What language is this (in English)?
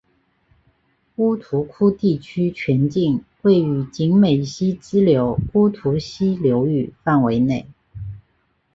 Chinese